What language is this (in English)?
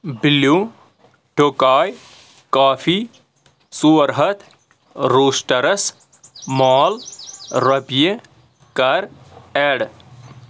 Kashmiri